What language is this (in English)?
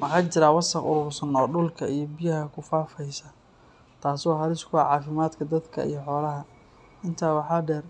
Somali